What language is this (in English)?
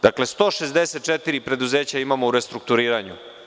Serbian